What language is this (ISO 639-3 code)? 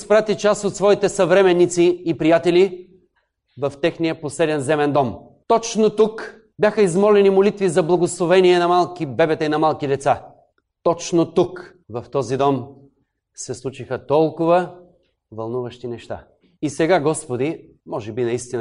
bul